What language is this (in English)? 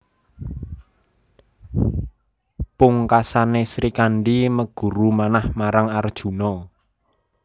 Javanese